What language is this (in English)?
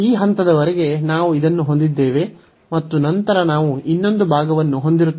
Kannada